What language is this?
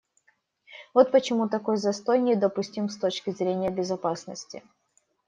Russian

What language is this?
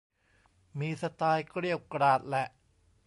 Thai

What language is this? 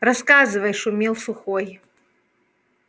Russian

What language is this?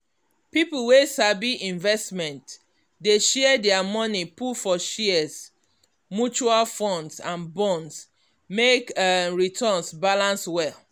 Nigerian Pidgin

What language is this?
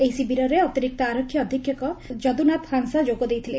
Odia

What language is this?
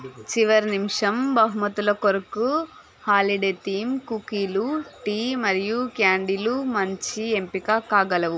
Telugu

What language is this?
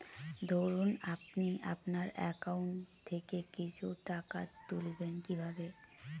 Bangla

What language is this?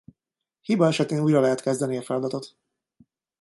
Hungarian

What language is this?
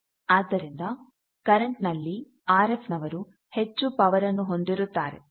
Kannada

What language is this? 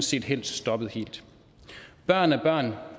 Danish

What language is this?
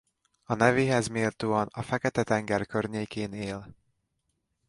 Hungarian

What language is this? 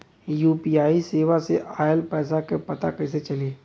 Bhojpuri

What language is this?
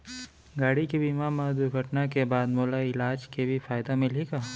Chhattisgarhi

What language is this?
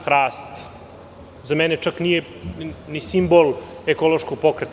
Serbian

